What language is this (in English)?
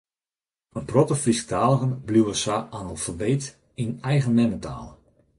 Western Frisian